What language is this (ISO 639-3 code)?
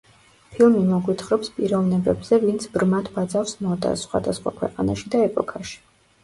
kat